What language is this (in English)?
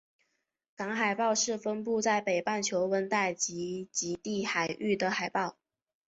Chinese